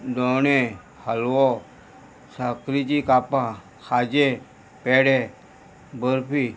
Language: Konkani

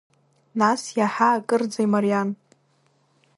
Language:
Abkhazian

